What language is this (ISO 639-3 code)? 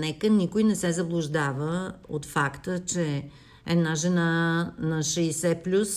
bul